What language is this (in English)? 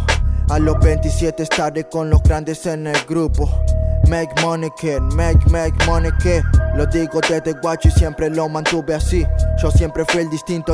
Spanish